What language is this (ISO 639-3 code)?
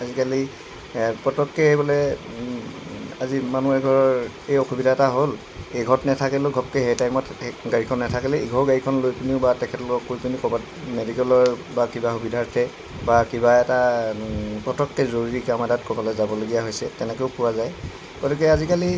asm